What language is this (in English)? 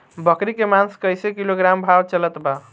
Bhojpuri